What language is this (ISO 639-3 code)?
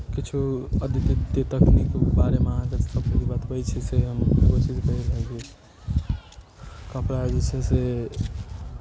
mai